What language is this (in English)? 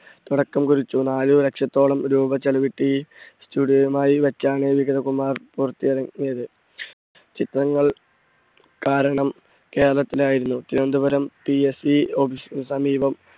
Malayalam